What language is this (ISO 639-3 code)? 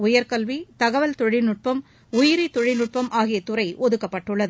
tam